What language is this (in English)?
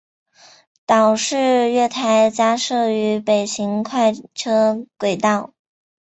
Chinese